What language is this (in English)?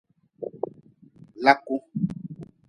Nawdm